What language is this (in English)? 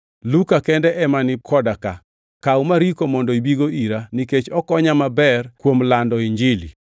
Luo (Kenya and Tanzania)